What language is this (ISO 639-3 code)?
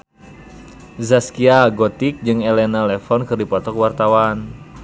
sun